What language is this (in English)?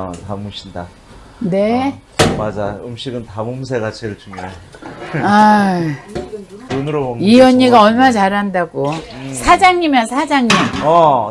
Korean